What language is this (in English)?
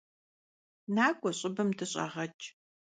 Kabardian